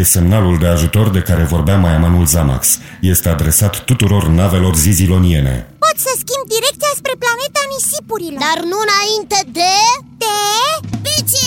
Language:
Romanian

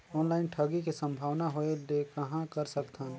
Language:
Chhattisgarhi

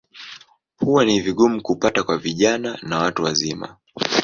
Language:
Swahili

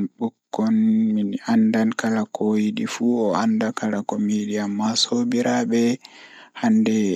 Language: Fula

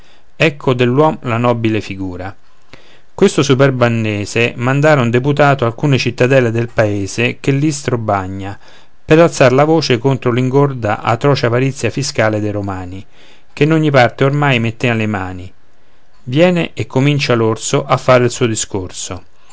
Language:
Italian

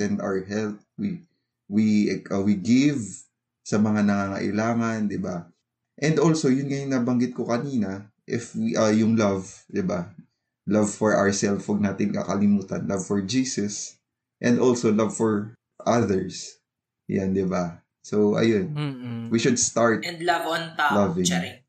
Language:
Filipino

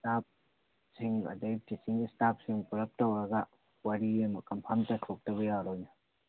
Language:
Manipuri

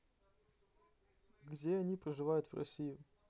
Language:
Russian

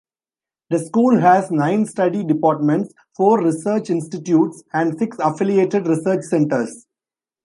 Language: English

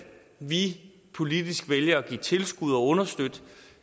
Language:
Danish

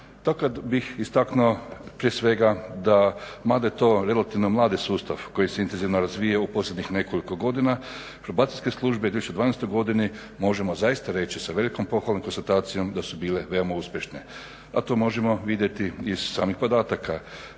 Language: Croatian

